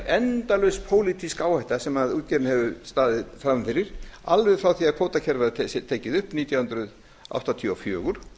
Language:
Icelandic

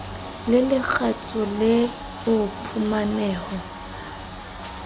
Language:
Southern Sotho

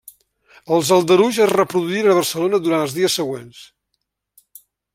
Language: Catalan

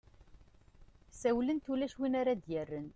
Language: Kabyle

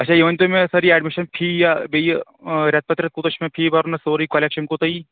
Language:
Kashmiri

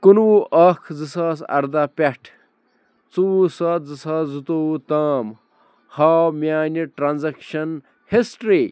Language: Kashmiri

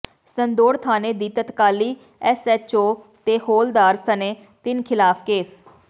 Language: Punjabi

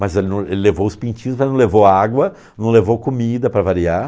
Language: Portuguese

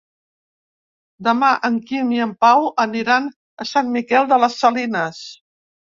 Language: Catalan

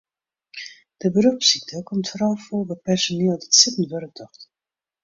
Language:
Western Frisian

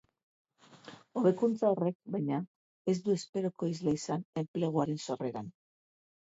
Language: Basque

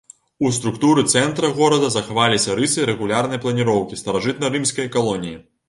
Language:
Belarusian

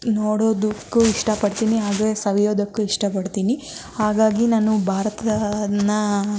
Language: Kannada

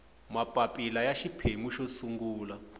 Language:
Tsonga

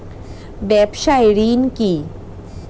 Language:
Bangla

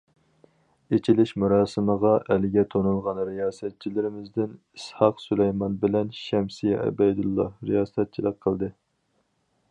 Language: Uyghur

